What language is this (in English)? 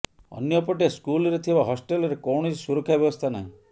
Odia